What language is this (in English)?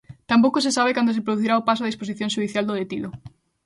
Galician